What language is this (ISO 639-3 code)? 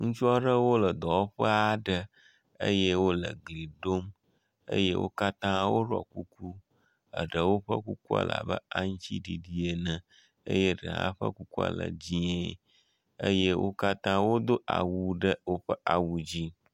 ewe